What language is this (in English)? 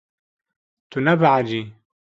Kurdish